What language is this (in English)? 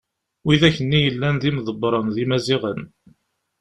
Kabyle